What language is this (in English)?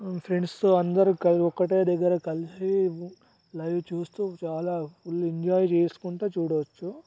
Telugu